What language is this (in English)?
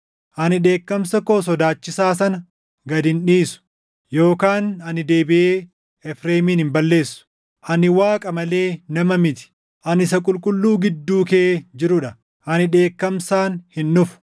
Oromo